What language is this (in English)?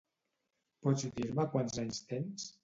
Catalan